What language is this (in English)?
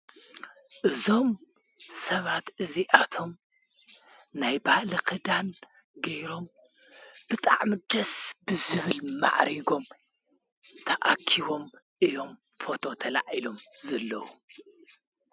Tigrinya